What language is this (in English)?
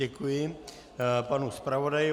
Czech